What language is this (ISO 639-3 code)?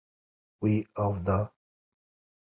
kur